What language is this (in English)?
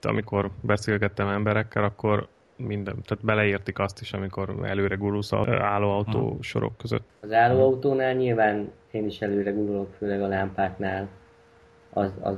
Hungarian